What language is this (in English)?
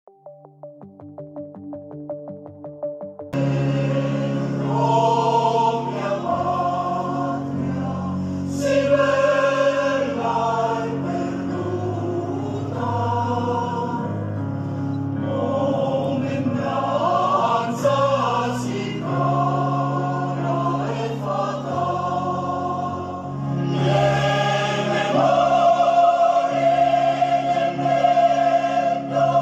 Romanian